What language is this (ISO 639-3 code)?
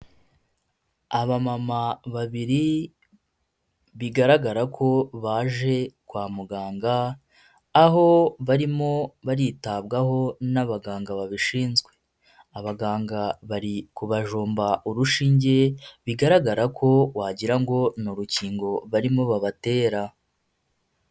kin